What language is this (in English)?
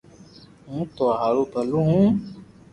Loarki